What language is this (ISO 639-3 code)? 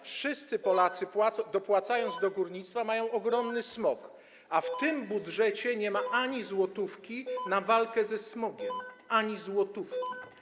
pol